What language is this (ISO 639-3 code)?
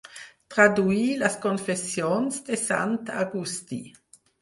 cat